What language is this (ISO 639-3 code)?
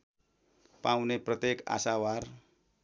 nep